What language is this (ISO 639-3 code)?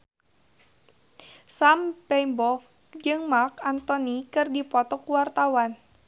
sun